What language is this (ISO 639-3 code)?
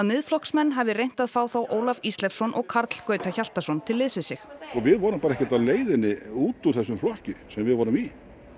isl